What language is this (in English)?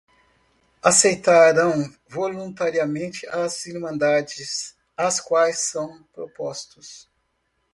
Portuguese